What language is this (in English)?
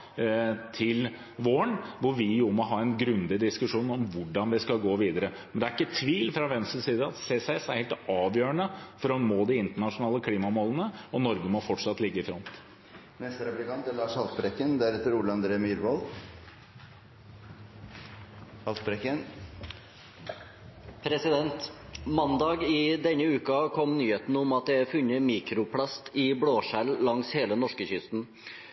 Norwegian Bokmål